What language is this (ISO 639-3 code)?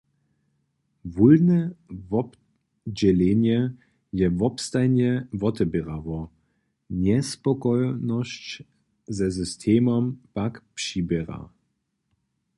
hsb